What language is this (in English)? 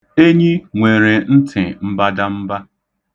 Igbo